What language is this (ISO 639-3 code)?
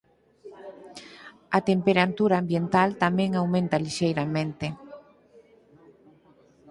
glg